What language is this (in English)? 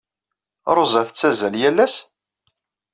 Kabyle